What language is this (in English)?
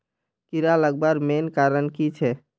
Magahi